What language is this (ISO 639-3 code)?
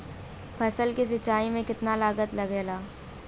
bho